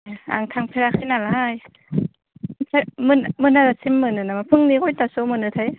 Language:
Bodo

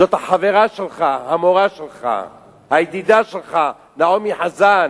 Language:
Hebrew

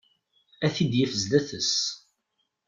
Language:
Kabyle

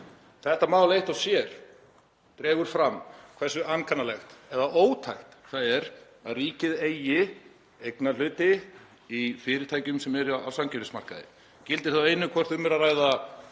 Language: Icelandic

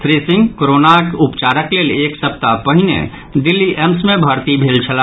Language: Maithili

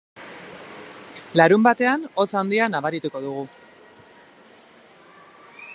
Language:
Basque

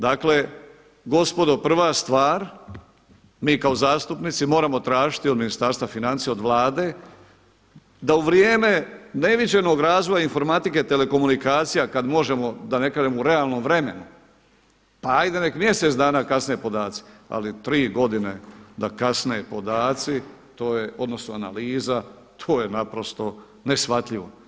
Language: Croatian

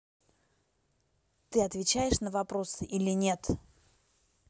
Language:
Russian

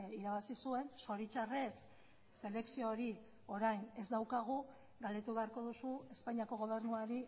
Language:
Basque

